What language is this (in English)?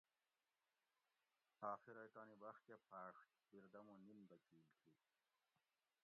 Gawri